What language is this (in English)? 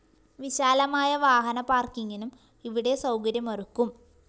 Malayalam